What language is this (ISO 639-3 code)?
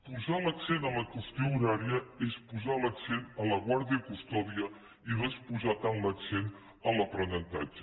cat